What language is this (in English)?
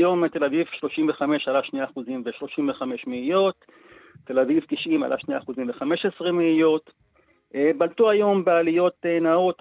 Hebrew